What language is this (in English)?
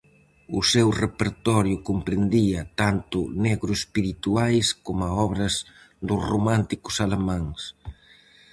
Galician